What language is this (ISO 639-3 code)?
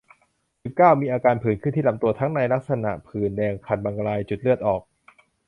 tha